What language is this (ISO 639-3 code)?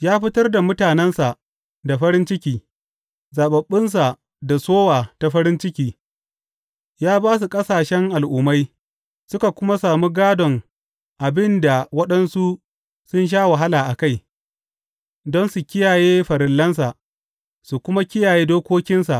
hau